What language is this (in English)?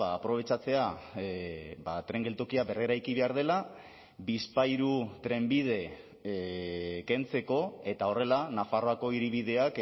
Basque